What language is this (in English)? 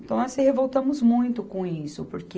Portuguese